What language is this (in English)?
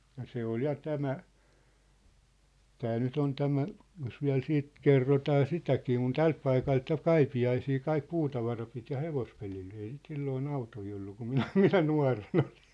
Finnish